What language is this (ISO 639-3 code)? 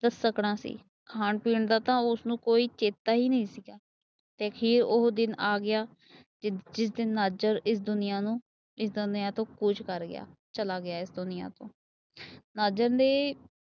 pan